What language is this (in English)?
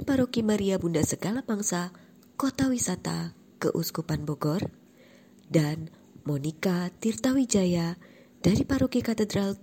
Indonesian